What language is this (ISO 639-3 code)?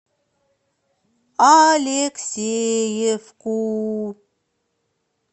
rus